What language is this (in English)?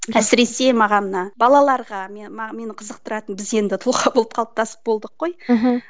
Kazakh